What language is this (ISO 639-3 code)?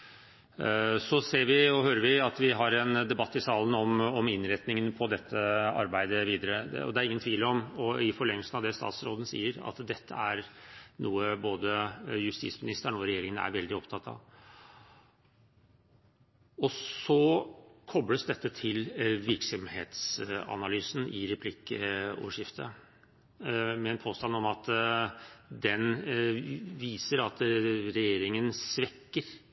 nob